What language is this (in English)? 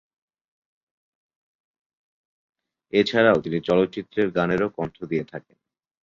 Bangla